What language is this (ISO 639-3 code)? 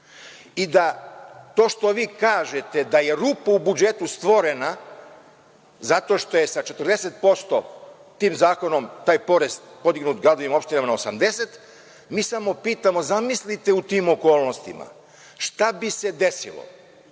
srp